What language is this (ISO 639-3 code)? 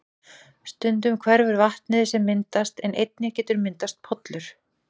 isl